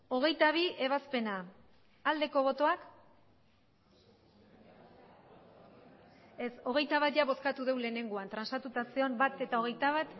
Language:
Basque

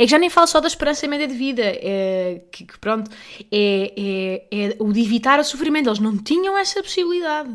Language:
Portuguese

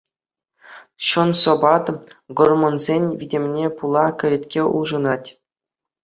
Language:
Chuvash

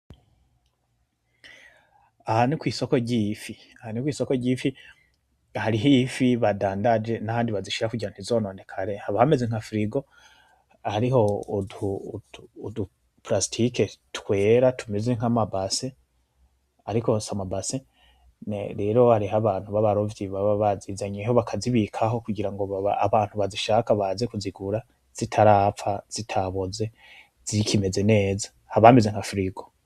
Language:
Rundi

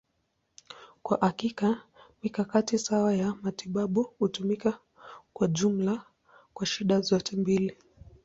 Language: Swahili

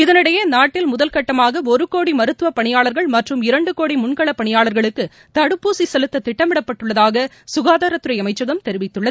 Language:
Tamil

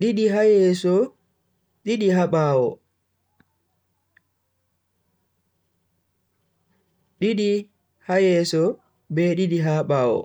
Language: Bagirmi Fulfulde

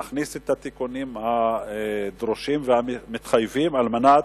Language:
Hebrew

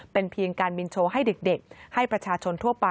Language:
Thai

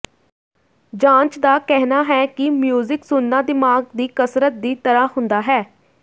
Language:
Punjabi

